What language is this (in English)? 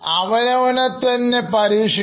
Malayalam